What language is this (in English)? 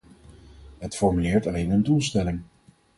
Dutch